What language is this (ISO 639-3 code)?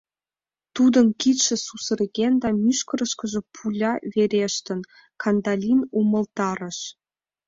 chm